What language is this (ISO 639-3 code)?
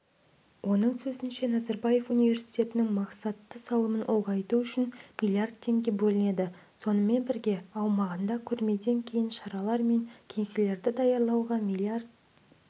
kaz